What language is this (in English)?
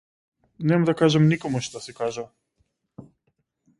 Macedonian